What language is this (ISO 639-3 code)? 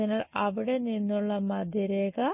mal